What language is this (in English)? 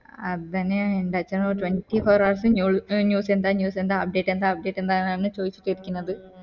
Malayalam